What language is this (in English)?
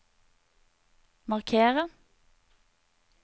Norwegian